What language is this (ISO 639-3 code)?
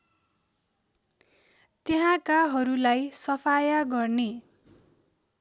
nep